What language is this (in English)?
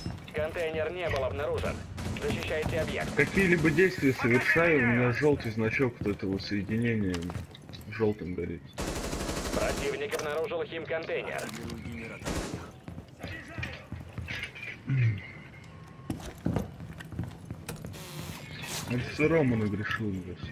Russian